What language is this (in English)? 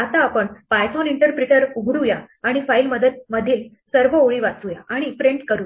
Marathi